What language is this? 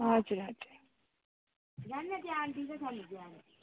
Nepali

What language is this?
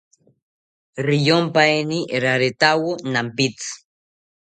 South Ucayali Ashéninka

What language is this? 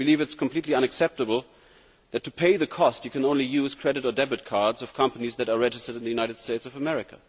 English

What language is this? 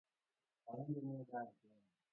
Luo (Kenya and Tanzania)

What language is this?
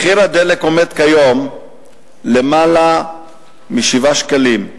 Hebrew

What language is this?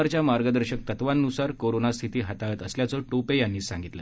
Marathi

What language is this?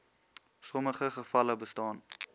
Afrikaans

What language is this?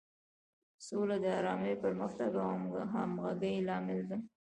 Pashto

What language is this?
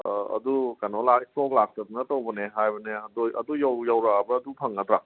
Manipuri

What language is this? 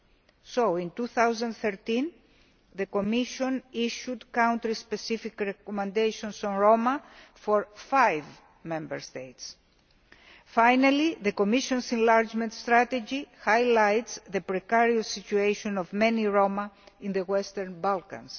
English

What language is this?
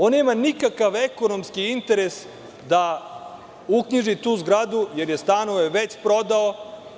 Serbian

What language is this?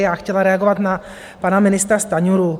Czech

